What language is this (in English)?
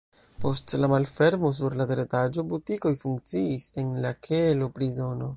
Esperanto